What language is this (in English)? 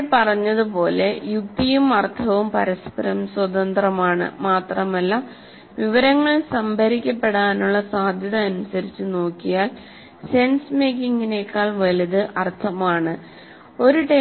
Malayalam